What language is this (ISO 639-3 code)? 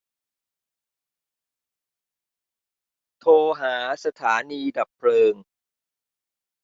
tha